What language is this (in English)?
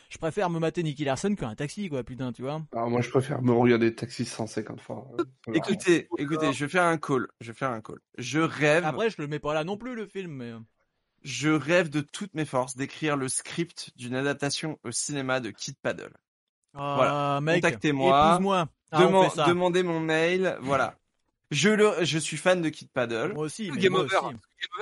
French